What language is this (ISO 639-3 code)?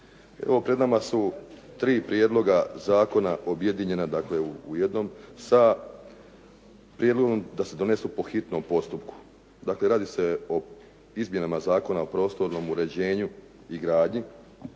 hrv